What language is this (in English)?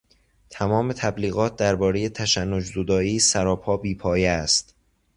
Persian